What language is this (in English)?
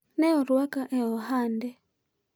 Luo (Kenya and Tanzania)